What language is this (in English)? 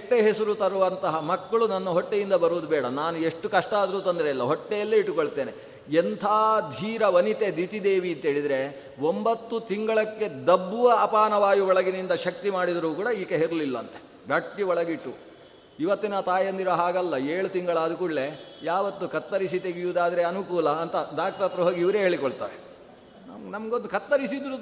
Kannada